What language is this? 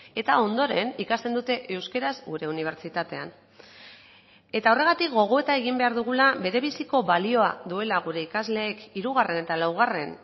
Basque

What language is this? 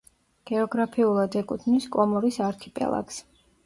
Georgian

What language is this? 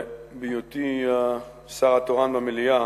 Hebrew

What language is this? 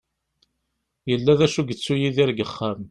Kabyle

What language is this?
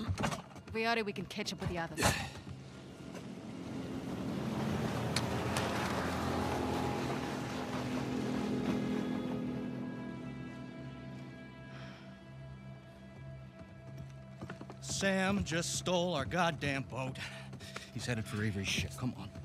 English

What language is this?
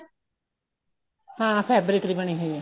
Punjabi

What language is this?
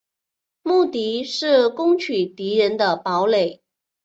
Chinese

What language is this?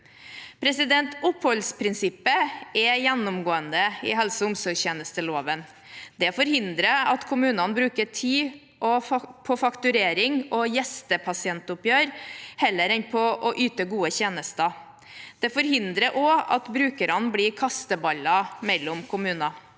Norwegian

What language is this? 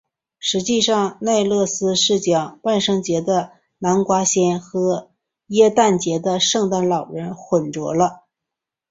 Chinese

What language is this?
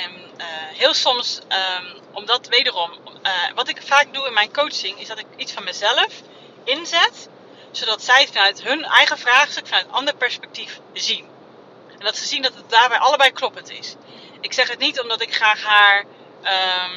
Dutch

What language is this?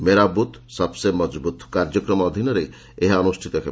Odia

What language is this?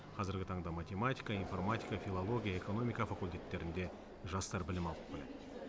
Kazakh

